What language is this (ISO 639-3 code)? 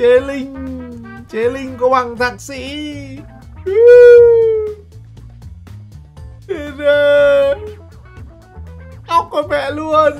vie